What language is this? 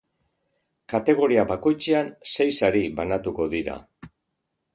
Basque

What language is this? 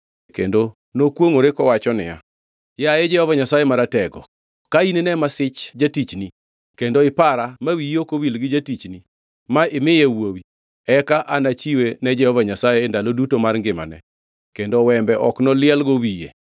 Luo (Kenya and Tanzania)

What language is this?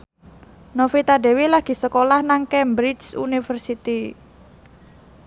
Javanese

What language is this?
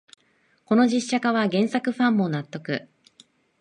Japanese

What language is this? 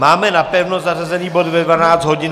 Czech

